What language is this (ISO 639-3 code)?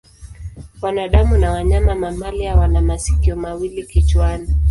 swa